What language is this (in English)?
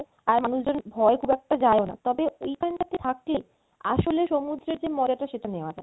Bangla